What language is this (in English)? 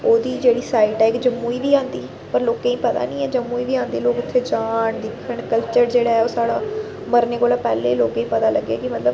Dogri